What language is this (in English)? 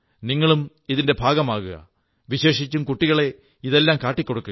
Malayalam